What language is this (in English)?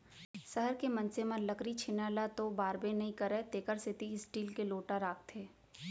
Chhattisgarhi